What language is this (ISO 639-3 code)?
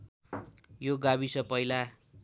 nep